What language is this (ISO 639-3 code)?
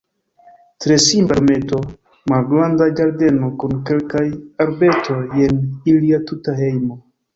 epo